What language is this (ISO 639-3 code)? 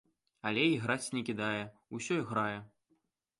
bel